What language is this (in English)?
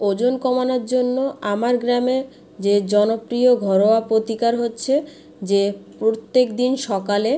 Bangla